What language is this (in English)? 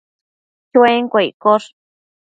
Matsés